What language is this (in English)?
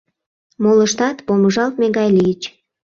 Mari